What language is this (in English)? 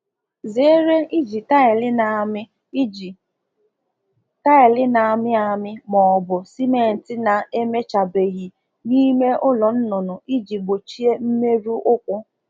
Igbo